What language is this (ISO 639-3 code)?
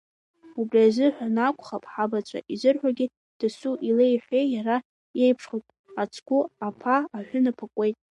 abk